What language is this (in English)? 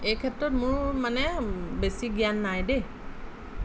Assamese